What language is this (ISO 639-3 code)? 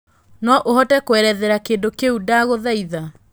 kik